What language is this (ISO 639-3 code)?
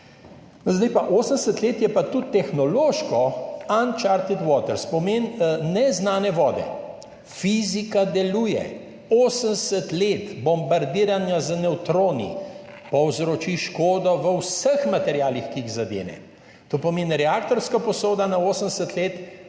slv